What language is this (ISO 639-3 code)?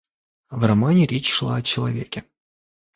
rus